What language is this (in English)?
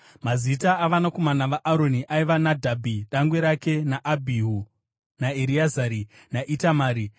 Shona